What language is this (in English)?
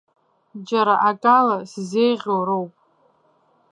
Abkhazian